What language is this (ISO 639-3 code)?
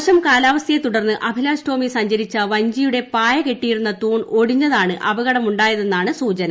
mal